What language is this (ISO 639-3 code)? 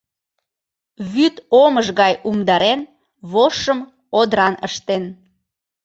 chm